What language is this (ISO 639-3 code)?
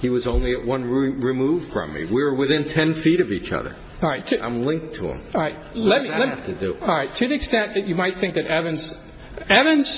eng